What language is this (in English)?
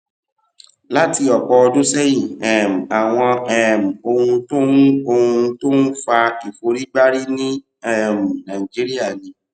Yoruba